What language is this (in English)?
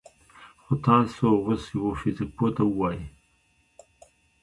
Pashto